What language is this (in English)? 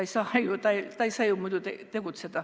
Estonian